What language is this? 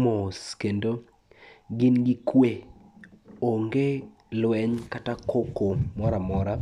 Luo (Kenya and Tanzania)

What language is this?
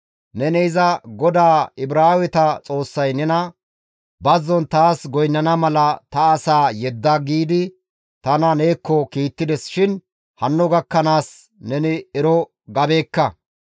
Gamo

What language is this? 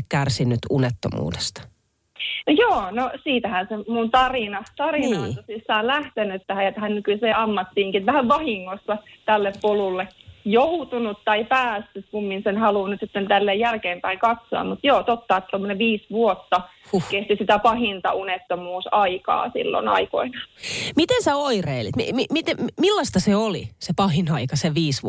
Finnish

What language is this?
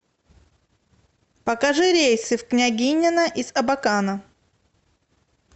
Russian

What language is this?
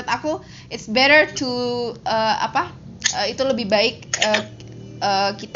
Indonesian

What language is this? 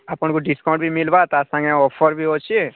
Odia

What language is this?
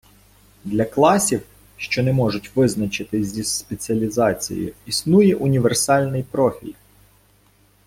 Ukrainian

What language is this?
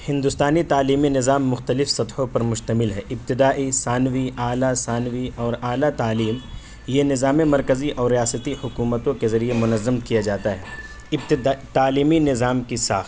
Urdu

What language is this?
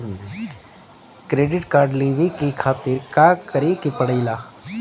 Bhojpuri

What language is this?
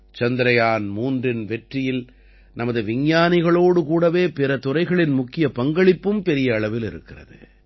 Tamil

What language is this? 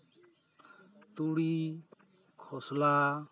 Santali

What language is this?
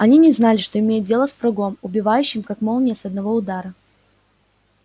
Russian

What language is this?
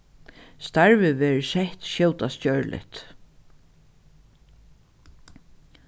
Faroese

